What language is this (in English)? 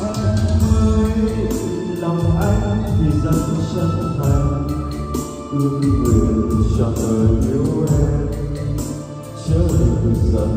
Vietnamese